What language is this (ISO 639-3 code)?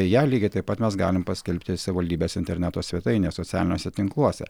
lit